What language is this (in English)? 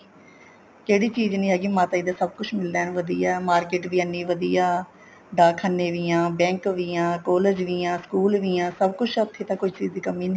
Punjabi